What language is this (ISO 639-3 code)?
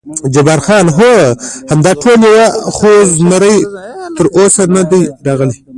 pus